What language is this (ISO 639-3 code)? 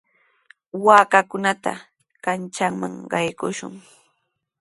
qws